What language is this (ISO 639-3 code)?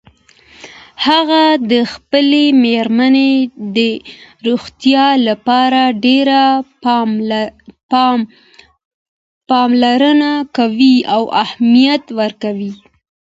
pus